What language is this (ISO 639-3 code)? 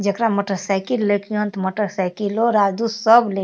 mai